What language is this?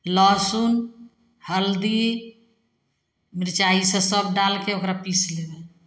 Maithili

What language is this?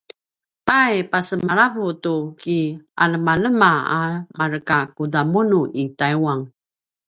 Paiwan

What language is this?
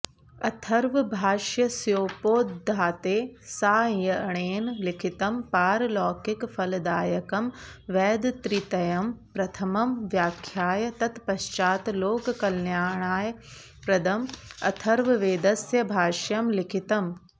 Sanskrit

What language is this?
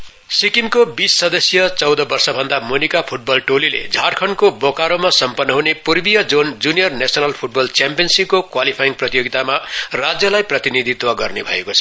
Nepali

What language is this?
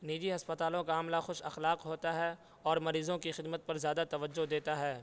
Urdu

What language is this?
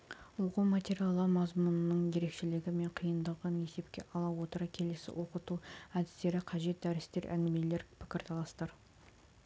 Kazakh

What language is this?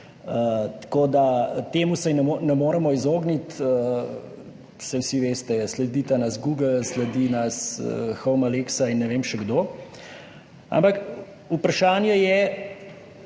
Slovenian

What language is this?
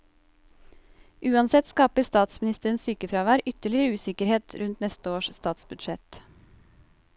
Norwegian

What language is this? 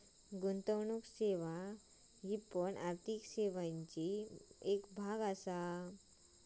Marathi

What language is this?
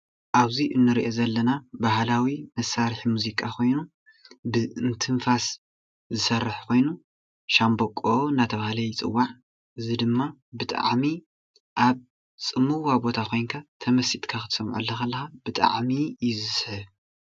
Tigrinya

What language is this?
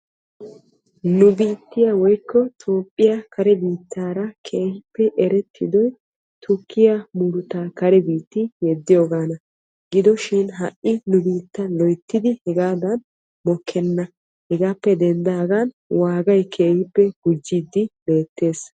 Wolaytta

